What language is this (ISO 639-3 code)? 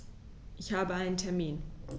deu